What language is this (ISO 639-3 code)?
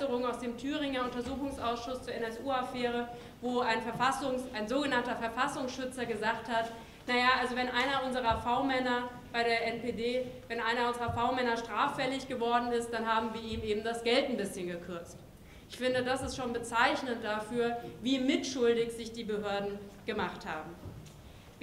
deu